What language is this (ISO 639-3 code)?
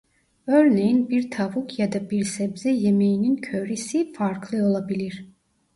tur